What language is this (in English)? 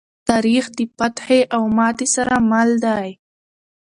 Pashto